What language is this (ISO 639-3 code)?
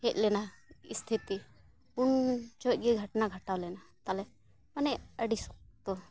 sat